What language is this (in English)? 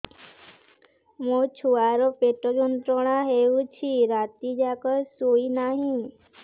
Odia